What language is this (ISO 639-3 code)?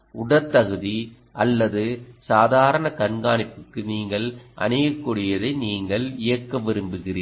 tam